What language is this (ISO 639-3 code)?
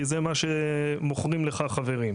heb